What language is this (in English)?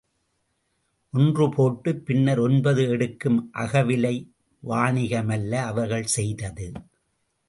Tamil